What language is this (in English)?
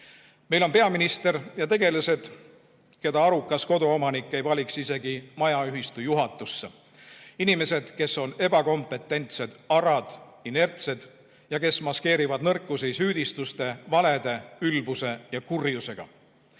Estonian